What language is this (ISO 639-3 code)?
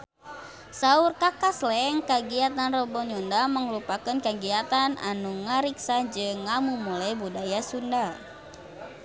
sun